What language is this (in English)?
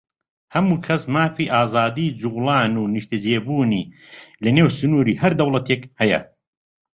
Central Kurdish